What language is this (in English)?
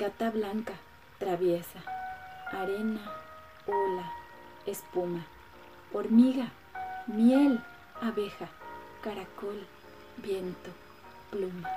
Spanish